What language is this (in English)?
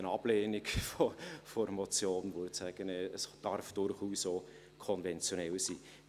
Swiss German